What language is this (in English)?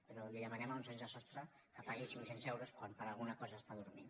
Catalan